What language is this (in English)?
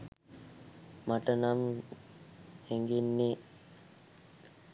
Sinhala